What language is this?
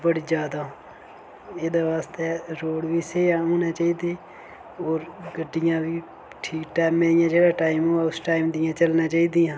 Dogri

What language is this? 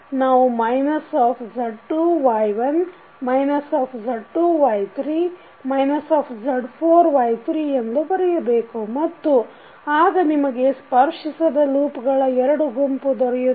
Kannada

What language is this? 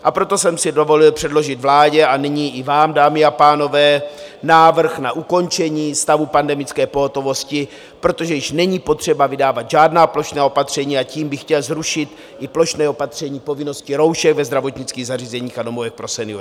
Czech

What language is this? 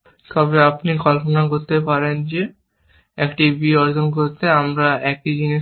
Bangla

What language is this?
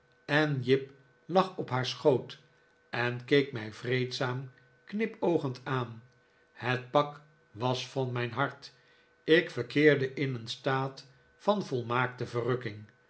Dutch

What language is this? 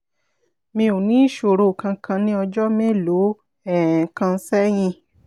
Yoruba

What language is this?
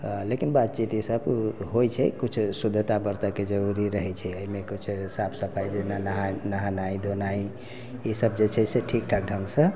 Maithili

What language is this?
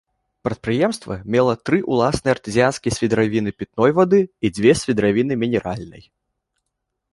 Belarusian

